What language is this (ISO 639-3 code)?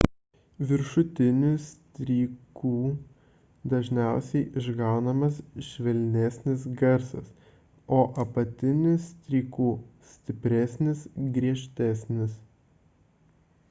lit